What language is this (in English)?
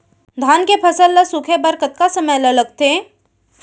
Chhattisgarhi